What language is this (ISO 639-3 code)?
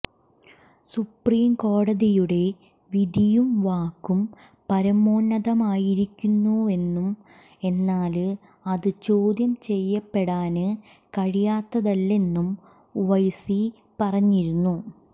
mal